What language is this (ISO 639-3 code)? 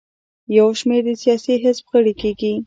pus